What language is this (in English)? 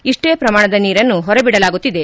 Kannada